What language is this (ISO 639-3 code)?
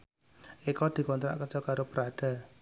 jav